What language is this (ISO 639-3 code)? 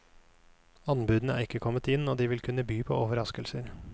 nor